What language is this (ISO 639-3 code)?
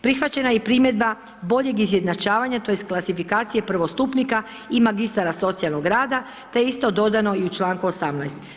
hrv